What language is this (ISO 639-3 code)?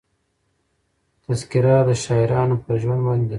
pus